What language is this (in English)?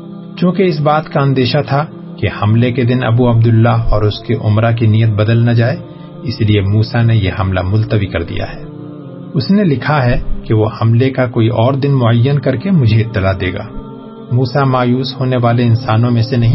Urdu